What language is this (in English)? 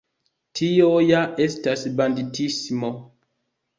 Esperanto